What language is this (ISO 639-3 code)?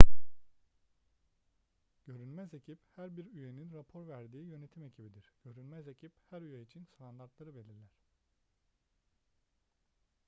tur